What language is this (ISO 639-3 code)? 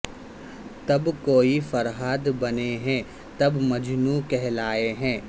urd